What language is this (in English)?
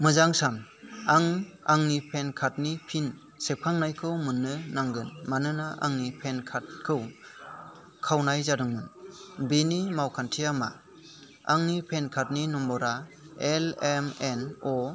Bodo